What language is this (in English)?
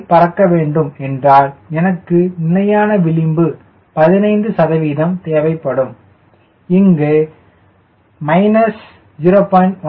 Tamil